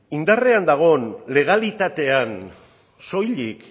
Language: Basque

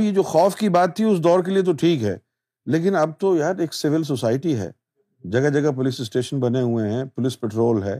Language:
Urdu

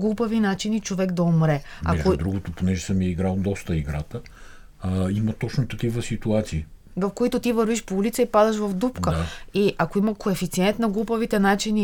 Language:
Bulgarian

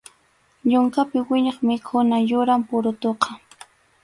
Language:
Arequipa-La Unión Quechua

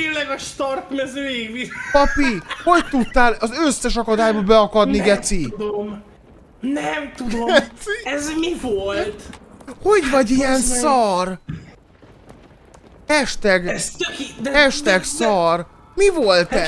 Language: Hungarian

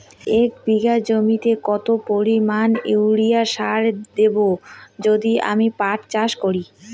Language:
Bangla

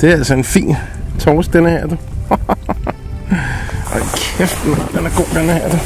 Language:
Danish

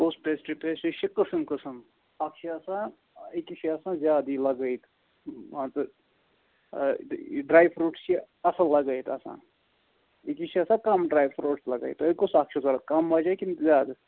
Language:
Kashmiri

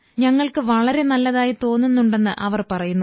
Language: Malayalam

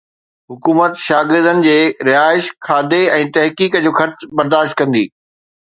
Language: Sindhi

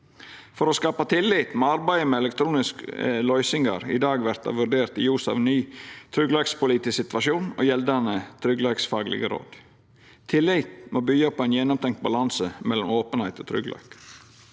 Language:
Norwegian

